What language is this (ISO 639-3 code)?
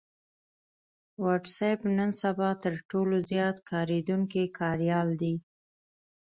pus